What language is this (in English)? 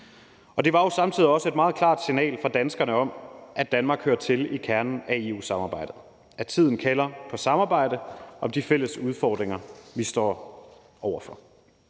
Danish